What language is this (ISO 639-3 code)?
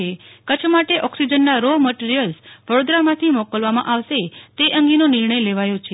guj